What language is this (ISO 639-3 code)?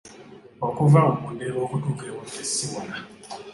lug